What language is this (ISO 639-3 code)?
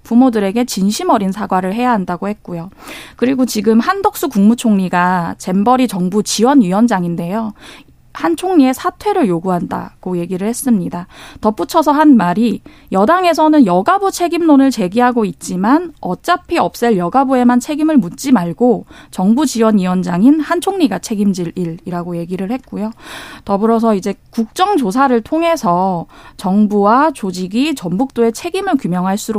kor